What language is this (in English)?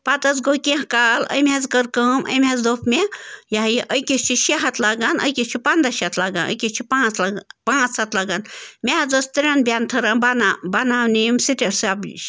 Kashmiri